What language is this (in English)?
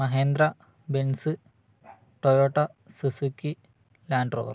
Malayalam